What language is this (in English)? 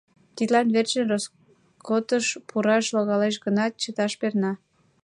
Mari